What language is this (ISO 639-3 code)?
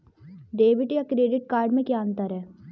hin